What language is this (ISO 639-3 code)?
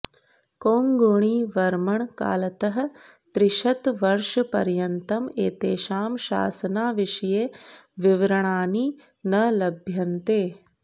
san